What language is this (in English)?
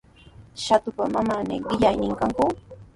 Sihuas Ancash Quechua